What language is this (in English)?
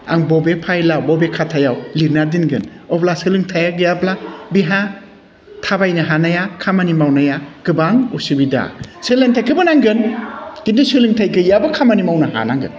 Bodo